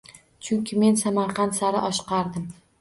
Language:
Uzbek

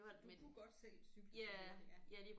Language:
Danish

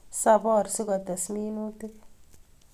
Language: Kalenjin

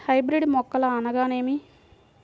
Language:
Telugu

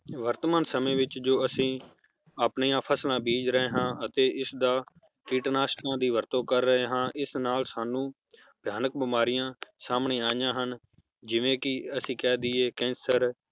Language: Punjabi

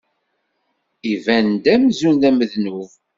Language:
Kabyle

